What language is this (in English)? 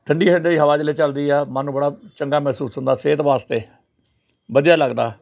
Punjabi